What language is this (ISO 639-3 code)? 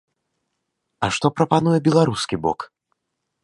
bel